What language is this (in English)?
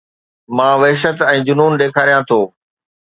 Sindhi